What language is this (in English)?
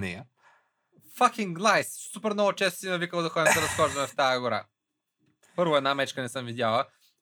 Bulgarian